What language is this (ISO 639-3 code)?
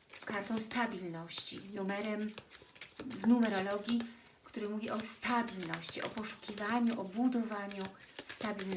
pol